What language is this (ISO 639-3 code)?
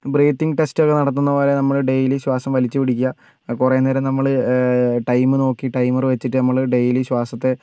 mal